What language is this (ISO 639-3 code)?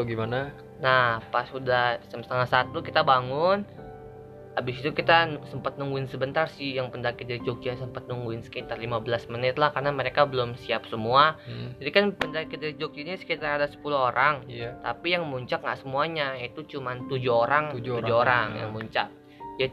ind